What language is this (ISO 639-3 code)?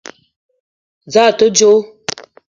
eto